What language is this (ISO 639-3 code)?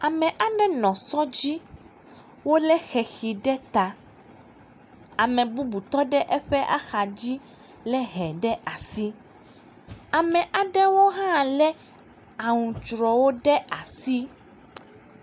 ewe